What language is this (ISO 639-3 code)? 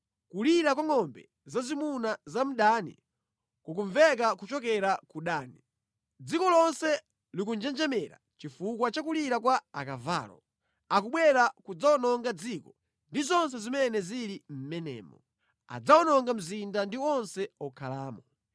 nya